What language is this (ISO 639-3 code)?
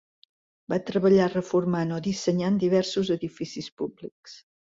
cat